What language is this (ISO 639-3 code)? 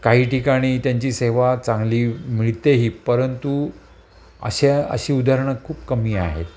mar